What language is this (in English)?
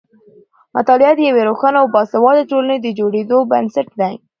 Pashto